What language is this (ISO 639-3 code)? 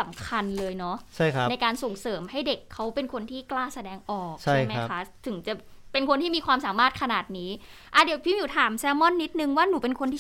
tha